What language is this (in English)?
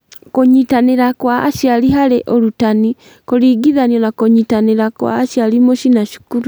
Kikuyu